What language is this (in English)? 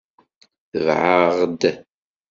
Kabyle